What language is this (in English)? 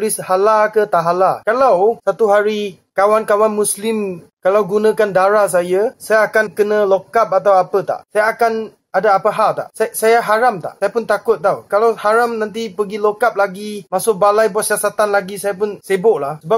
Malay